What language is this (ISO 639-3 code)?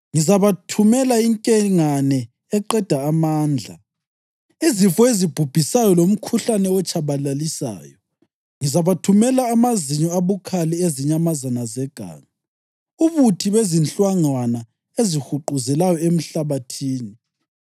nde